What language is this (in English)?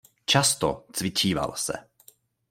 Czech